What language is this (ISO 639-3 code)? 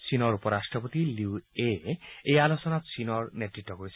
asm